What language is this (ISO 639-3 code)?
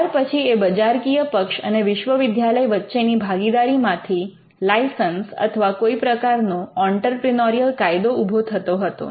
guj